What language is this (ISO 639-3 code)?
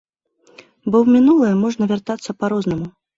bel